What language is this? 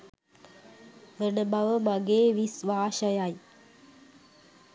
Sinhala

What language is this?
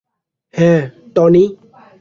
Bangla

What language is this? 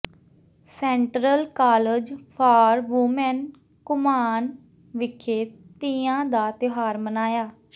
Punjabi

